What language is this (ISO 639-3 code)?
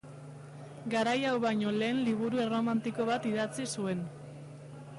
eus